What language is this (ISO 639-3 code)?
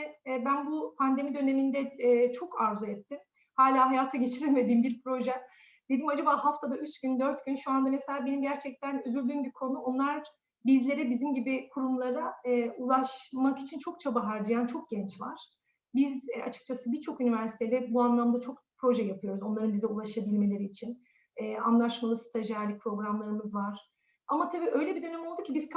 tur